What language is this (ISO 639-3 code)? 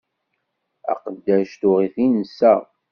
kab